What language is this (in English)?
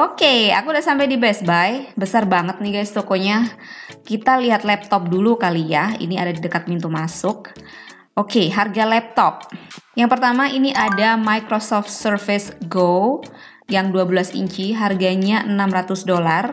Indonesian